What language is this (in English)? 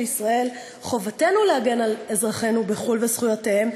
Hebrew